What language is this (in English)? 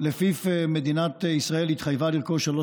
Hebrew